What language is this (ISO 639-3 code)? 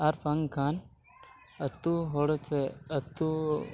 sat